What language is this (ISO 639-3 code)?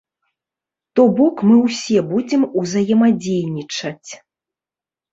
bel